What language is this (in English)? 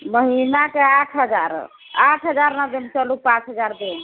Maithili